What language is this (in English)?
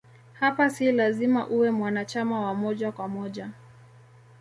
Swahili